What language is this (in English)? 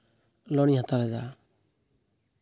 Santali